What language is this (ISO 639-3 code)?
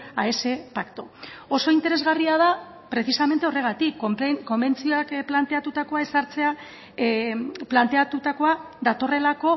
eus